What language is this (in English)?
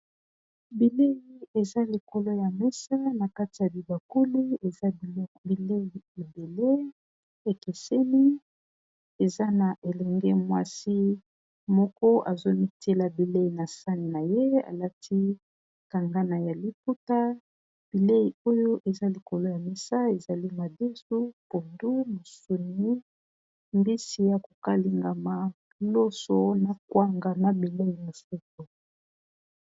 Lingala